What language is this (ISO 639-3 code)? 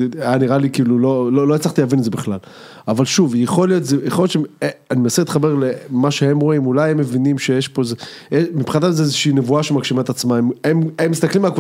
heb